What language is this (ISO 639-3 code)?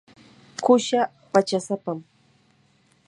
qur